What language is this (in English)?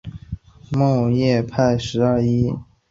Chinese